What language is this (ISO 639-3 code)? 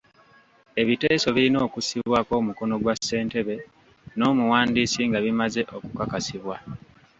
lug